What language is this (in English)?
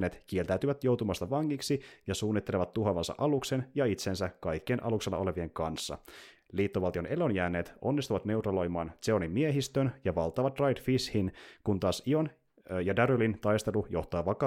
Finnish